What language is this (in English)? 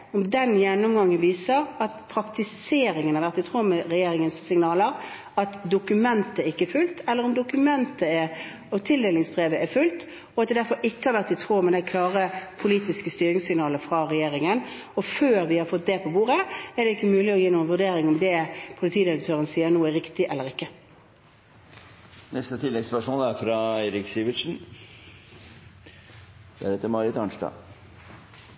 Norwegian Bokmål